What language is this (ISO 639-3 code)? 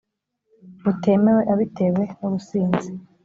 kin